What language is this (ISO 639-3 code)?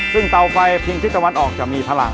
tha